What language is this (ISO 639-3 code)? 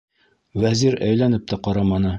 bak